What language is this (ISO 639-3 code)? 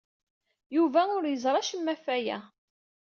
kab